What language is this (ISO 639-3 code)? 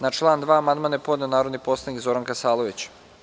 srp